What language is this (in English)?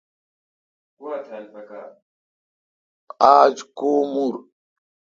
Kalkoti